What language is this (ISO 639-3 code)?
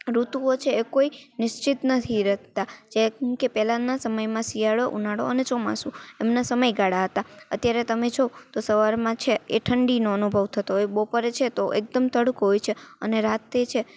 guj